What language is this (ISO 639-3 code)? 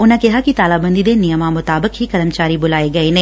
pan